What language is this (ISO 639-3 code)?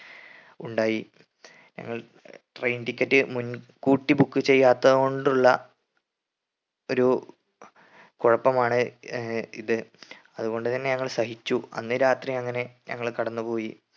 mal